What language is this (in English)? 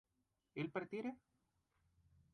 Spanish